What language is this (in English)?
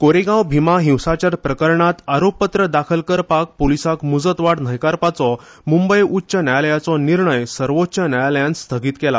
Konkani